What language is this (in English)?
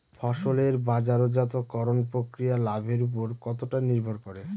Bangla